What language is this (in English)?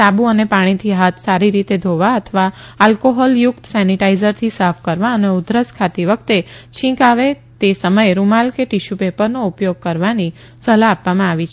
Gujarati